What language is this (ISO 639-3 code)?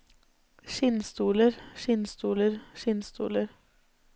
nor